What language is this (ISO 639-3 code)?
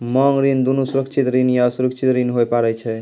mai